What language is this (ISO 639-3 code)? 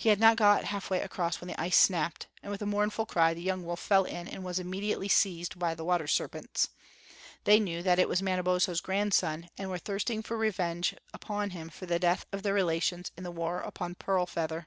eng